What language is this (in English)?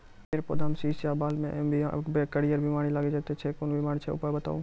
Maithili